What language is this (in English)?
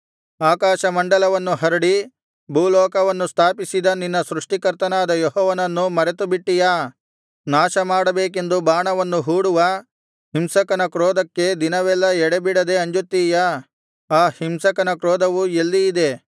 Kannada